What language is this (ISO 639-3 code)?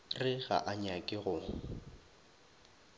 nso